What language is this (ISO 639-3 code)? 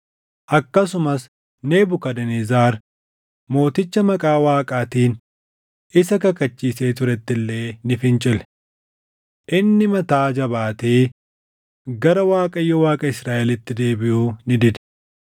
orm